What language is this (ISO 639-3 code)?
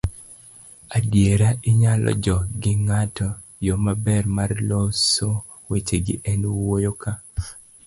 luo